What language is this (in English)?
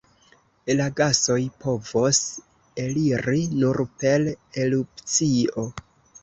Esperanto